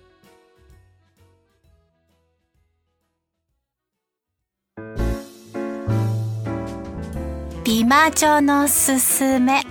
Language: Japanese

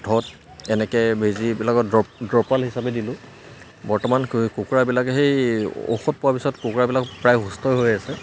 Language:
Assamese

